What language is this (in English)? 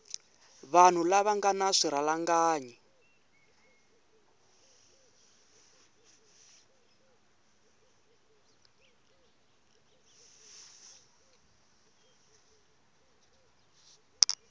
Tsonga